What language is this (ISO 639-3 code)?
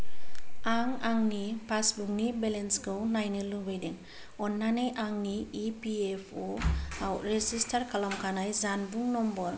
brx